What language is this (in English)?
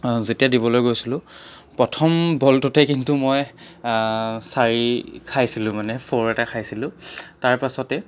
Assamese